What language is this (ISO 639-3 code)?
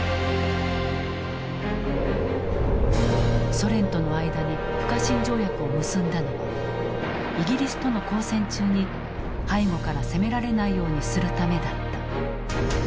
jpn